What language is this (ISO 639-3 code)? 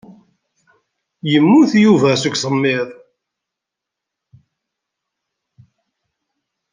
kab